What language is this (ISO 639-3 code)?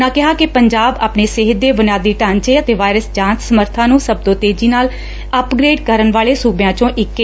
pan